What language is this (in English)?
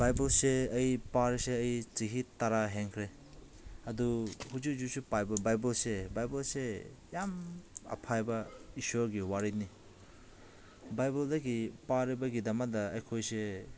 Manipuri